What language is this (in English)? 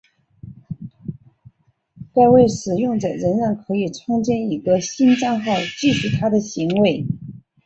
Chinese